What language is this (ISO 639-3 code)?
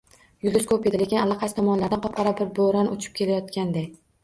uzb